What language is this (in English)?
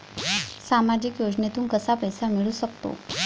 Marathi